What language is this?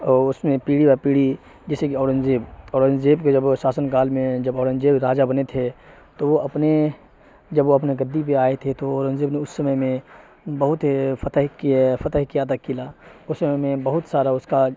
Urdu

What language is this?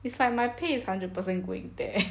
English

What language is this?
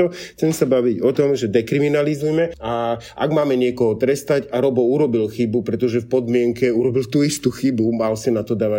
Slovak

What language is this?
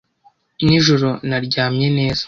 Kinyarwanda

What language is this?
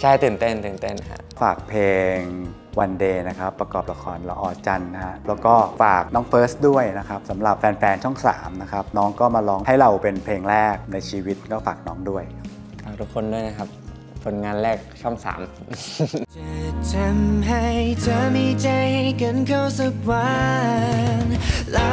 Thai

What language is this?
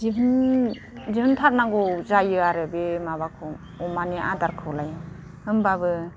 Bodo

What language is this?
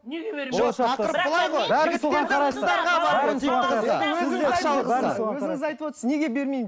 Kazakh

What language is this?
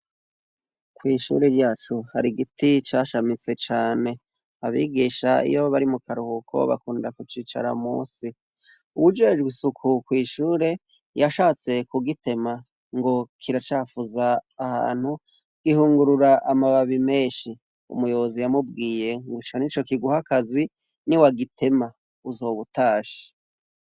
Rundi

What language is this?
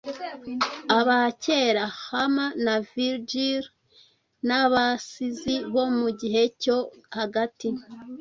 Kinyarwanda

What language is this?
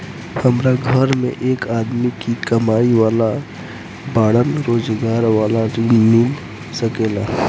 Bhojpuri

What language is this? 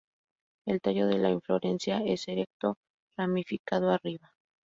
Spanish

